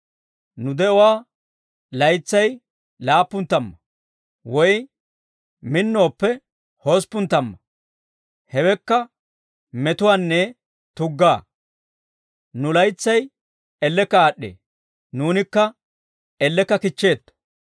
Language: Dawro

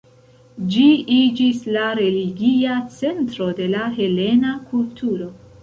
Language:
Esperanto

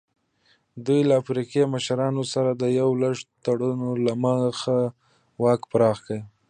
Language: Pashto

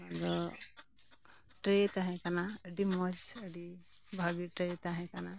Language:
Santali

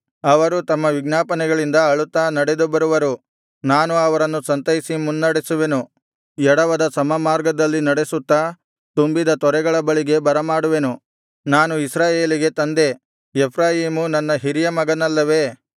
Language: Kannada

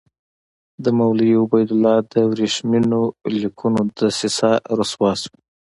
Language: Pashto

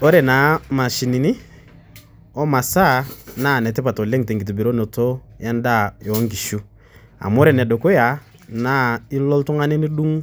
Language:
Masai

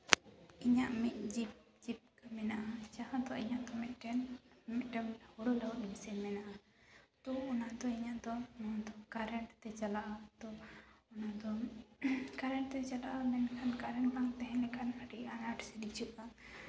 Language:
Santali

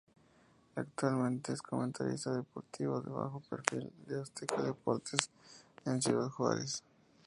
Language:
Spanish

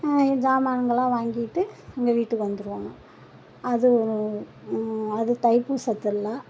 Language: Tamil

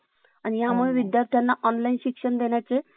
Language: Marathi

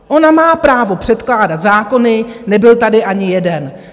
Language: Czech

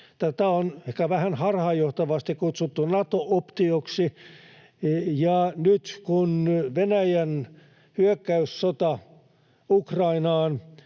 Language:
Finnish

